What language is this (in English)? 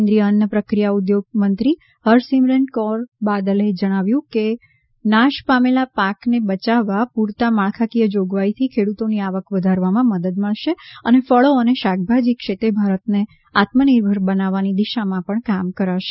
Gujarati